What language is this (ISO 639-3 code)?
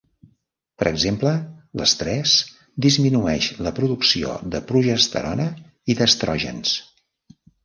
cat